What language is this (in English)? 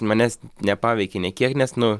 Lithuanian